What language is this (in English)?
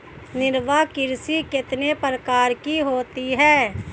Hindi